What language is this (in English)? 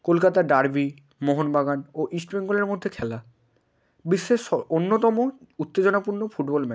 Bangla